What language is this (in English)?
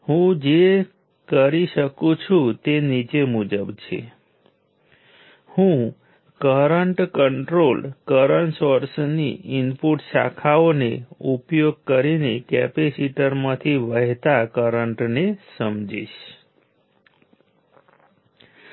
Gujarati